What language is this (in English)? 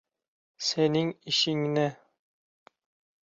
Uzbek